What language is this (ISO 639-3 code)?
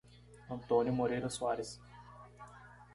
por